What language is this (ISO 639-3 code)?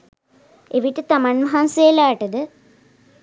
sin